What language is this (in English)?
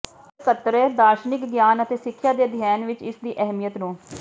Punjabi